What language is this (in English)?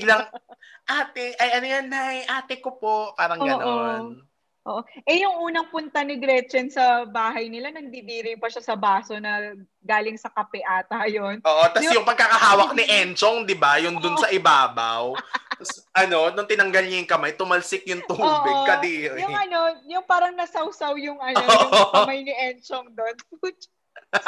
Filipino